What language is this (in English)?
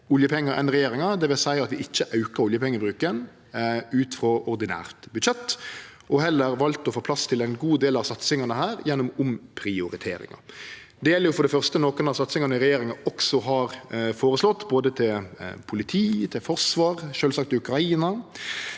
Norwegian